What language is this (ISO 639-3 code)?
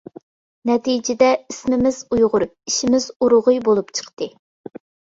uig